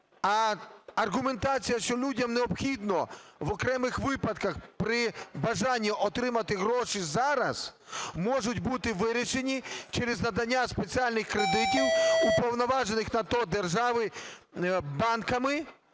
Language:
Ukrainian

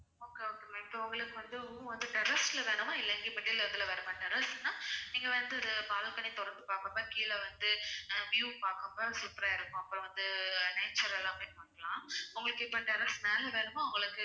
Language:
Tamil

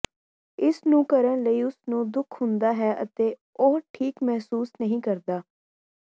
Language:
Punjabi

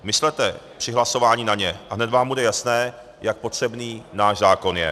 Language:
Czech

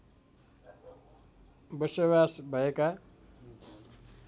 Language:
Nepali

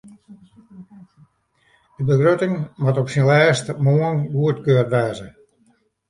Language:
Western Frisian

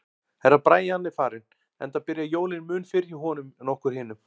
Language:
Icelandic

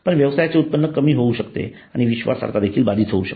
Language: Marathi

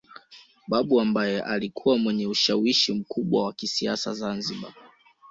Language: Swahili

